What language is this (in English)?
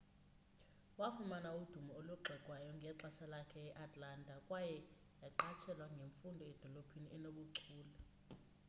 Xhosa